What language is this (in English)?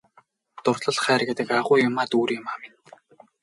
Mongolian